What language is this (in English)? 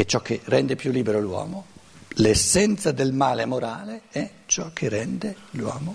Italian